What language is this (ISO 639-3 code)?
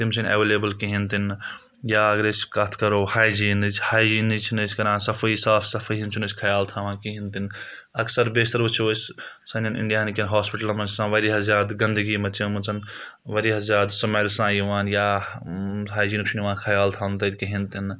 kas